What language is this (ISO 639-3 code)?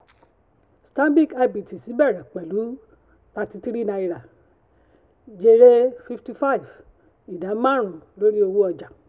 yor